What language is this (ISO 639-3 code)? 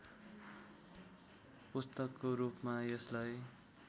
nep